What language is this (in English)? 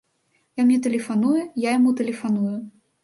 Belarusian